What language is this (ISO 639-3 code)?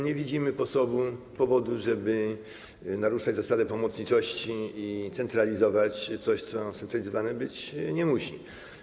pol